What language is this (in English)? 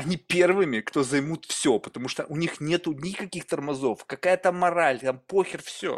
Russian